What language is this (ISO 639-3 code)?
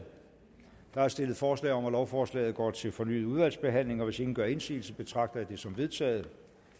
dan